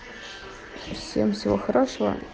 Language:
Russian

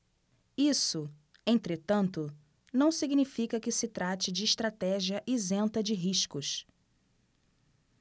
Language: Portuguese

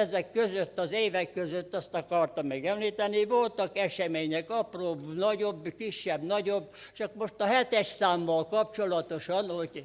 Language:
Hungarian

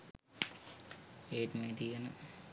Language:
Sinhala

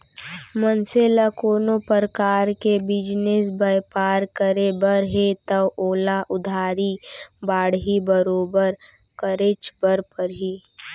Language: Chhattisgarhi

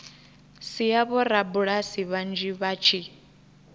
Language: Venda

